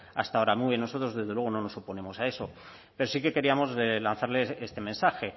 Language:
Spanish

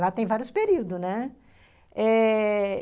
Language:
Portuguese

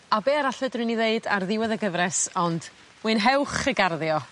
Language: Welsh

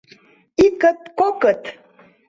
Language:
Mari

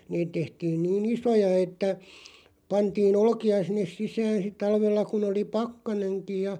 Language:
Finnish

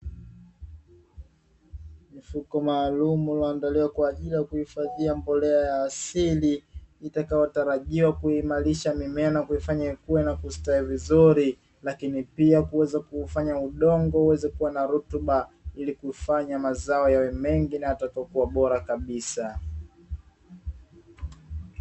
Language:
Swahili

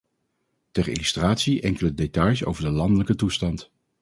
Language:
Dutch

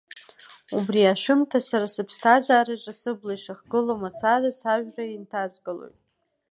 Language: Abkhazian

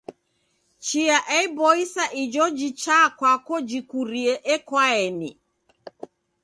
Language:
Taita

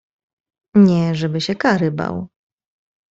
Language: Polish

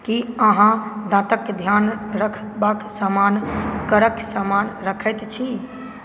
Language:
Maithili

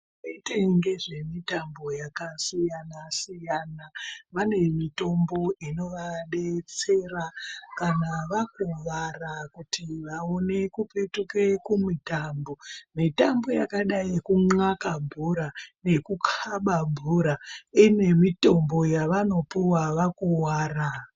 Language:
Ndau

